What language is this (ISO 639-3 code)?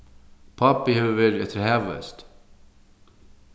fao